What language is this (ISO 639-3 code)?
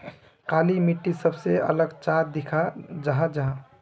mag